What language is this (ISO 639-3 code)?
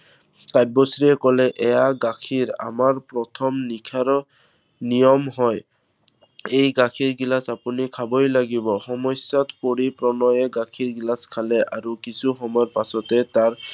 asm